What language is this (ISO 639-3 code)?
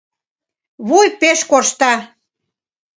chm